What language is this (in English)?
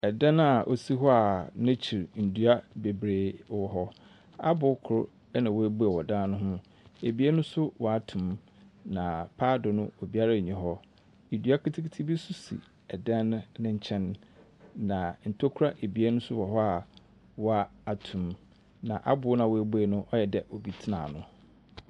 Akan